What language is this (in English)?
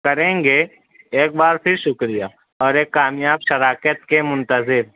Urdu